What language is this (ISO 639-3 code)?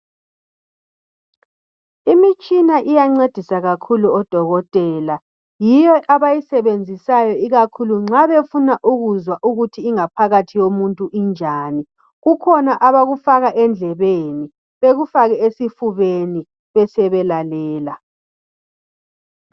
nde